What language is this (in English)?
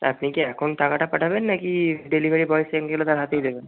Bangla